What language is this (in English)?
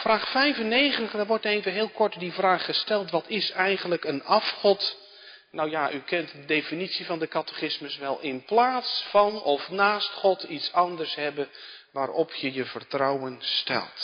Dutch